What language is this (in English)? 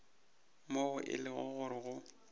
Northern Sotho